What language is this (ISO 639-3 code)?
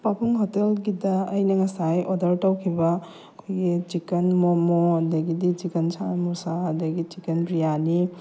mni